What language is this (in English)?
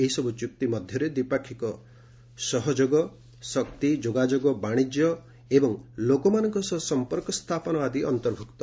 Odia